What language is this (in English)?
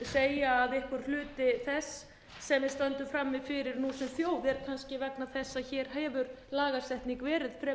Icelandic